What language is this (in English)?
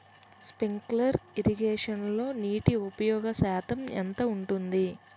Telugu